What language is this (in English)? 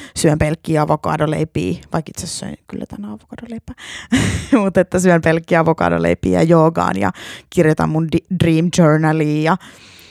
Finnish